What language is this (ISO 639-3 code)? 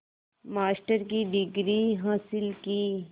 hin